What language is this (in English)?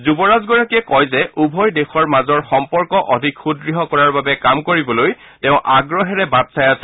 Assamese